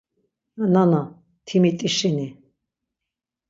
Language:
Laz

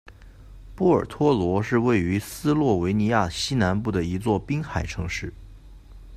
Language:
Chinese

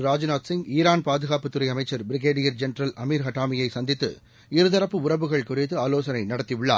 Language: Tamil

